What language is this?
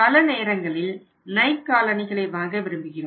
Tamil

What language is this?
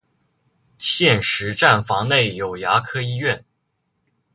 Chinese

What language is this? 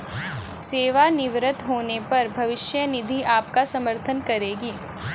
Hindi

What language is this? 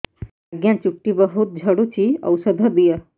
Odia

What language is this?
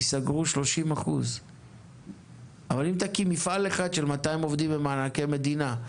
Hebrew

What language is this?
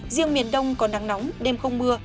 Vietnamese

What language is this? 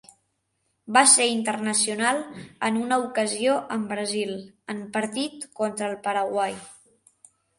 Catalan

